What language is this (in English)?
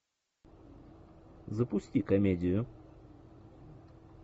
Russian